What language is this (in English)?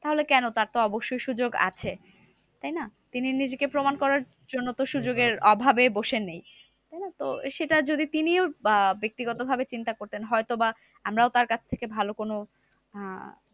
Bangla